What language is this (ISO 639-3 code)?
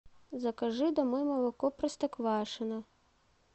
rus